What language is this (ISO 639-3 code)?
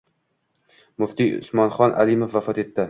uzb